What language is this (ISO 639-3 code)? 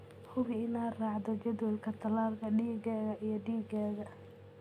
som